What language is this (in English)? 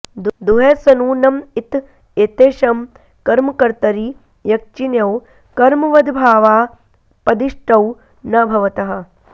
Sanskrit